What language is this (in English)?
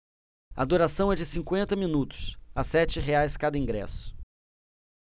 Portuguese